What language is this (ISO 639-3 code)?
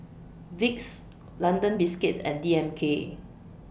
eng